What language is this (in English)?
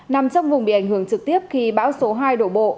Vietnamese